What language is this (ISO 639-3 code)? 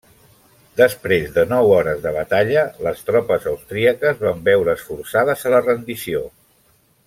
cat